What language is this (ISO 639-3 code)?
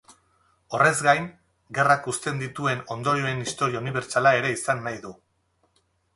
eus